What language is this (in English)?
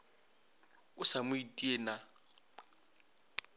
Northern Sotho